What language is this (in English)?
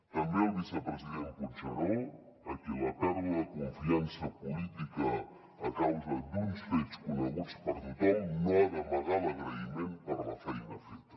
Catalan